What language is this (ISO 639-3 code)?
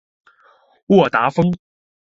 zho